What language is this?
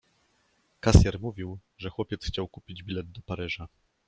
Polish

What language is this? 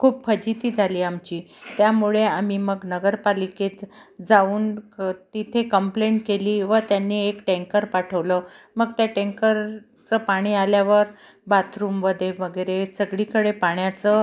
Marathi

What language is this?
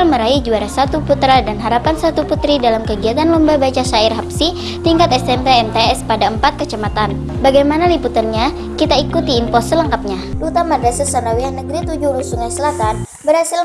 Indonesian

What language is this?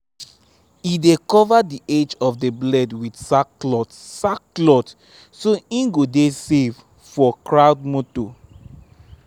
Nigerian Pidgin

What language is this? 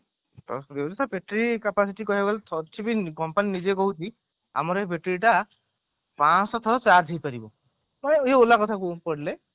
Odia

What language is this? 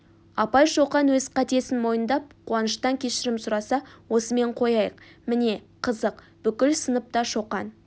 Kazakh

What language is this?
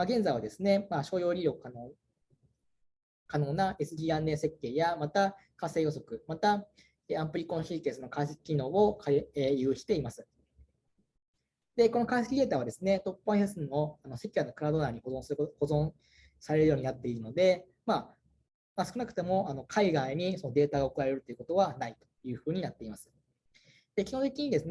Japanese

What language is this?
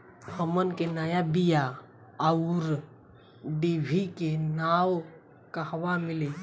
Bhojpuri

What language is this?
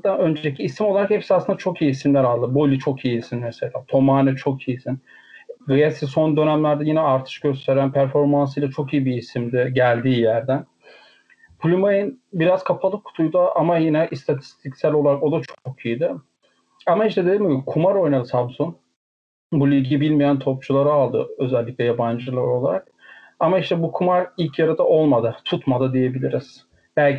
Turkish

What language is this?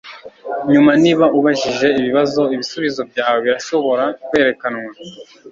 Kinyarwanda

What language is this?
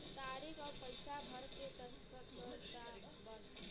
Bhojpuri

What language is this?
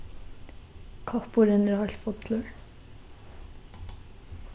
Faroese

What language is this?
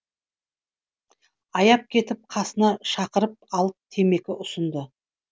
Kazakh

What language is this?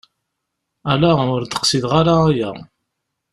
Kabyle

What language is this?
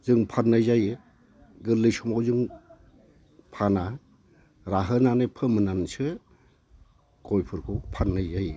Bodo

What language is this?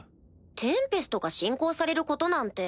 Japanese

